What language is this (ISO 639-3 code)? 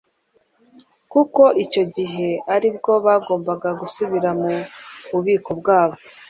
kin